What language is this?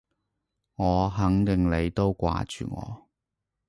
Cantonese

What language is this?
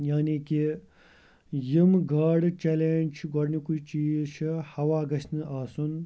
Kashmiri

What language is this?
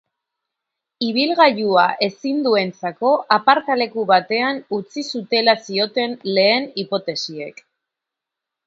Basque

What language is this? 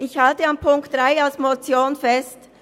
Swiss German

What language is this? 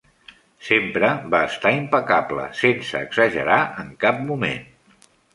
Catalan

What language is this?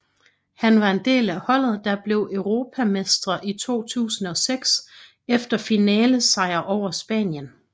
Danish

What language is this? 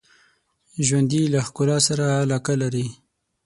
Pashto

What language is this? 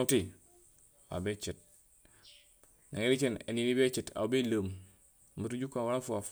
Gusilay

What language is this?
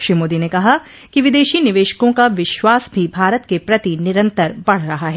Hindi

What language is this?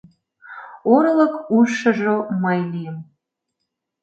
Mari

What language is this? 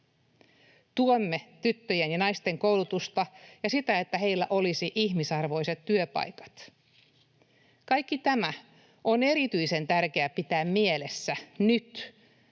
Finnish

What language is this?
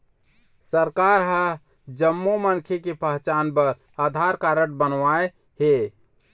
Chhattisgarhi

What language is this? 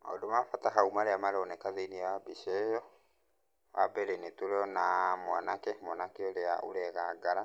Kikuyu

